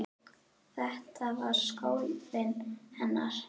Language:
Icelandic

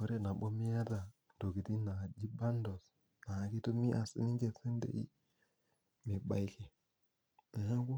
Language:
Masai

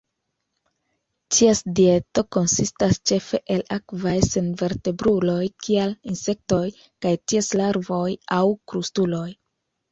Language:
Esperanto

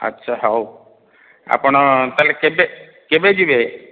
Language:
Odia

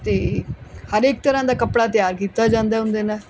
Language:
Punjabi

